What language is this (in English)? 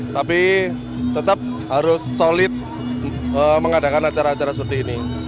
Indonesian